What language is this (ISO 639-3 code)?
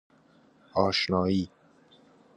fas